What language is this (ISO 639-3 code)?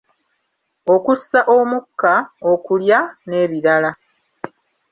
lug